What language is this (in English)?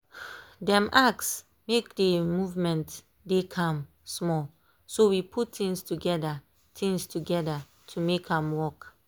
Nigerian Pidgin